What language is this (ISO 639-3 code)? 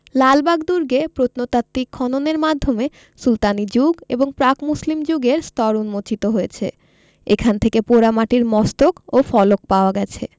ben